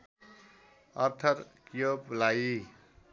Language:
Nepali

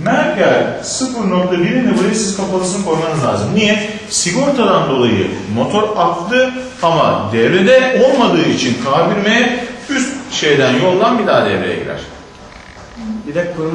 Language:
Turkish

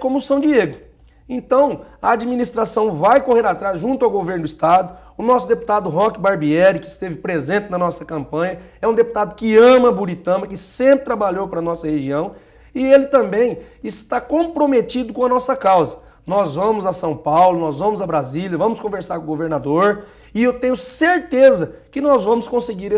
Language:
Portuguese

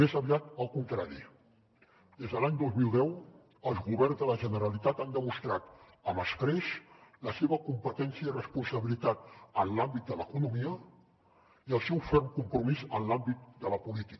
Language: Catalan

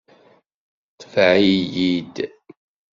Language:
Kabyle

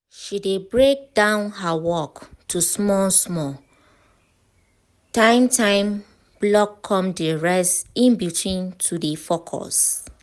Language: Nigerian Pidgin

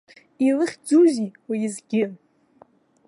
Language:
Abkhazian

